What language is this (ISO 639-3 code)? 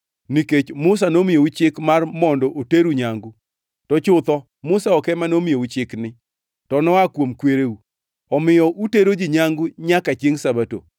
luo